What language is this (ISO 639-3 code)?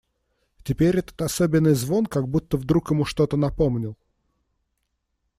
rus